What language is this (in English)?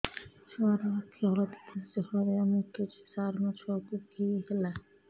Odia